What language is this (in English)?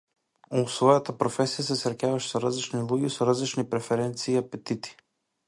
Macedonian